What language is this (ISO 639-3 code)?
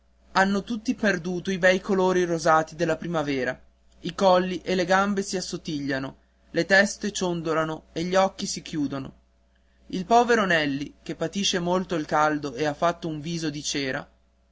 ita